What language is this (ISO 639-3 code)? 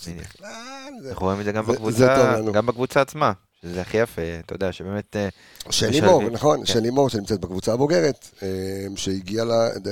heb